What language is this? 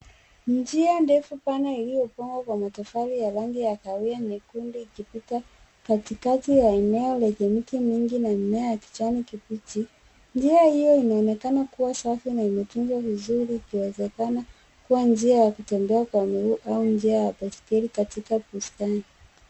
Swahili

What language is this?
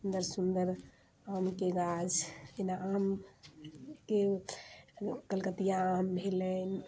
Maithili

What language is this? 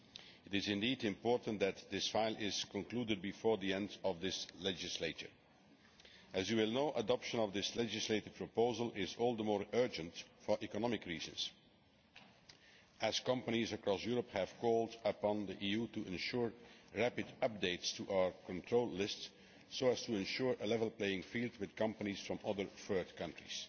English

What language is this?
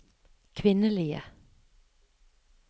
Norwegian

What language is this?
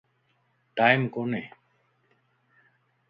Lasi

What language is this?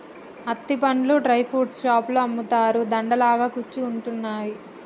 Telugu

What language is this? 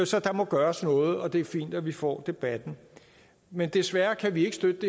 Danish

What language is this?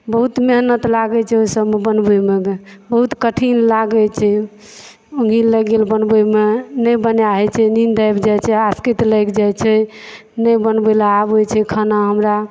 Maithili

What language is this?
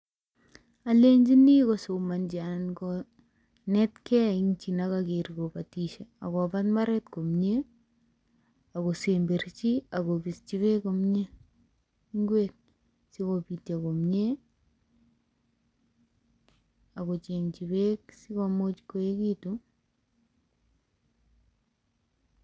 Kalenjin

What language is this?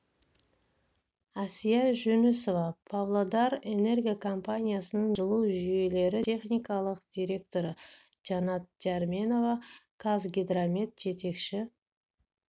Kazakh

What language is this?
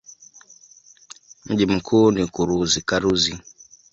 Swahili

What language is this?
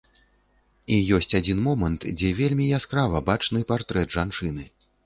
Belarusian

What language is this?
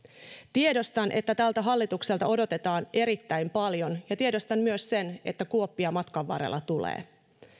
Finnish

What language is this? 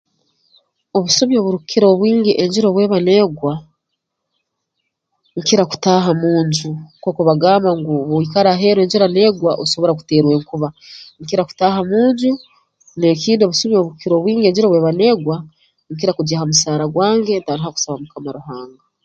Tooro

